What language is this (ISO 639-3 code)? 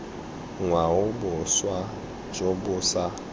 tsn